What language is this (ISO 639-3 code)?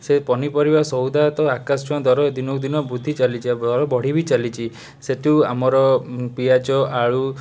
ori